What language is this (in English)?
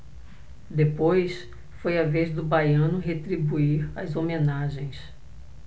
Portuguese